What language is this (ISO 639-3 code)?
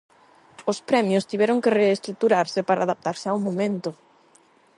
glg